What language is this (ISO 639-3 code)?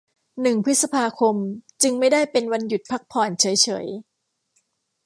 tha